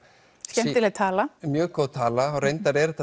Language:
Icelandic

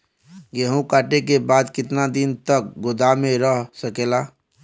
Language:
Bhojpuri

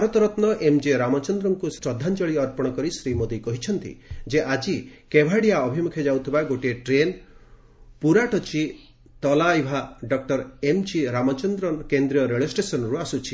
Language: Odia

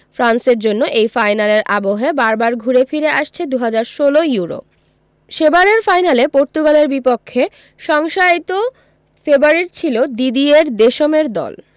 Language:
Bangla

